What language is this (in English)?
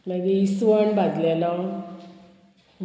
Konkani